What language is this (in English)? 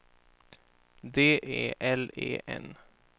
Swedish